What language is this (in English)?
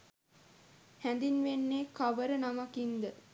Sinhala